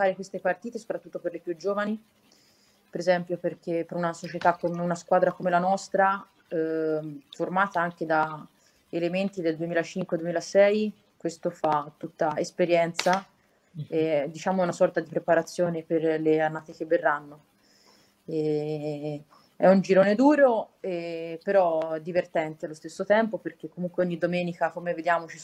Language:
Italian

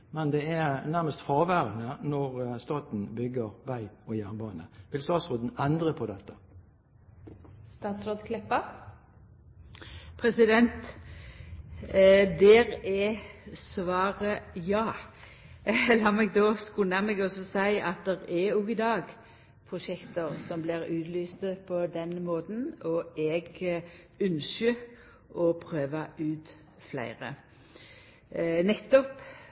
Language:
Norwegian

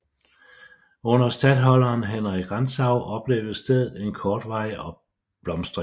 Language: Danish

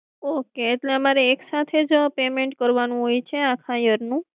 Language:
Gujarati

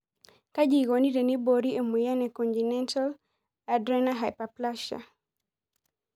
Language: Masai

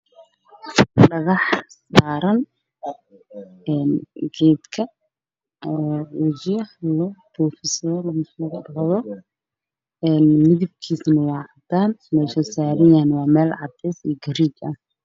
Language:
Somali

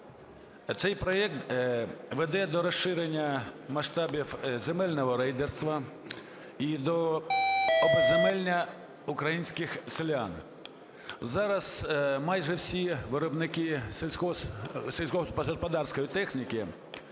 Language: Ukrainian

